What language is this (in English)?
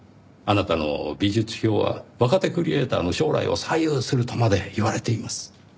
Japanese